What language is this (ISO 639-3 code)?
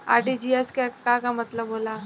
bho